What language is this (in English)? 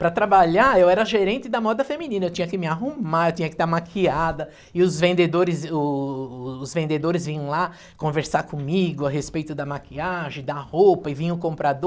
Portuguese